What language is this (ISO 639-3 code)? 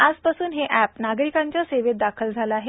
mar